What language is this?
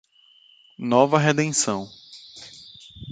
Portuguese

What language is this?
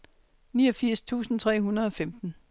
Danish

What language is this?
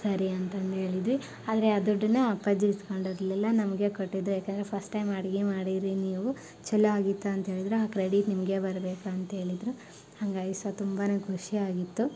Kannada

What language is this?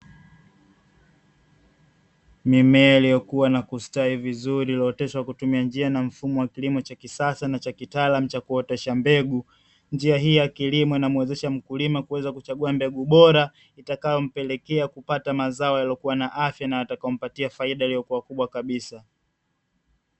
Swahili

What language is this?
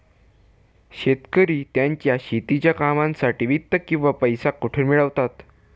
Marathi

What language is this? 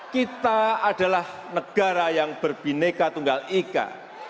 Indonesian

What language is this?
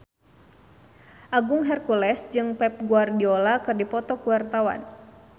Sundanese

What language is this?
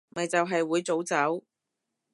Cantonese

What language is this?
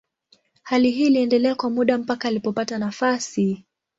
Swahili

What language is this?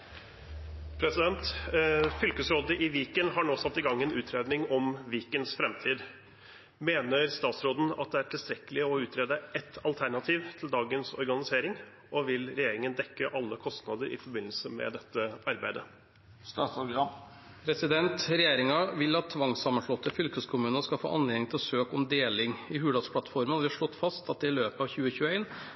Norwegian Bokmål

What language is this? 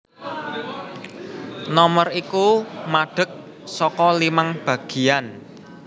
Javanese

